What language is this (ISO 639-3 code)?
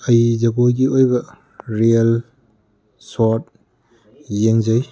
mni